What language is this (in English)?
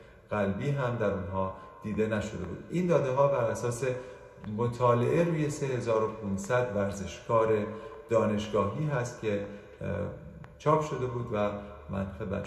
Persian